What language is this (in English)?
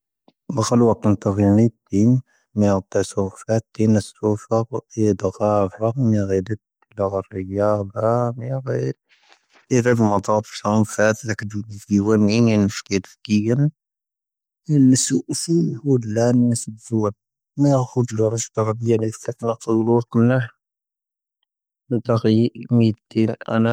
Tahaggart Tamahaq